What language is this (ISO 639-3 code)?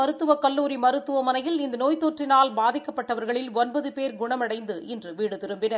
tam